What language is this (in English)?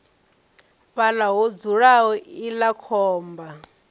Venda